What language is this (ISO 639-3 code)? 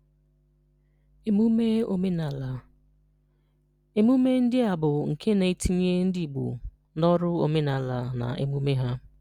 ibo